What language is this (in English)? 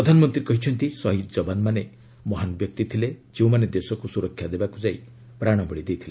Odia